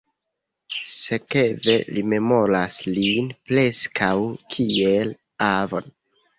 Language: Esperanto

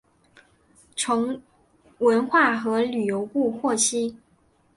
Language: Chinese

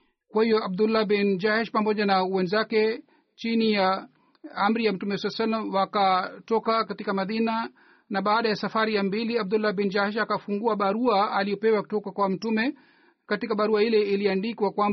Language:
Swahili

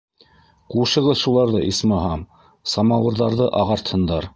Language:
Bashkir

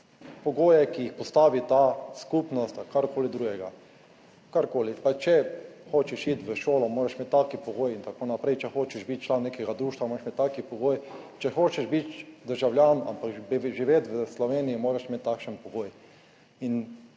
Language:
Slovenian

